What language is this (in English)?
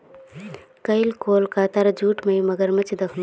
Magahi